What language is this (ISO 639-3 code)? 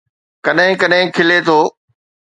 snd